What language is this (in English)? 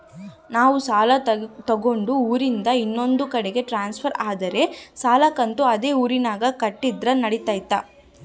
Kannada